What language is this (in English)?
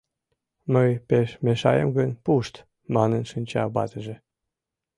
Mari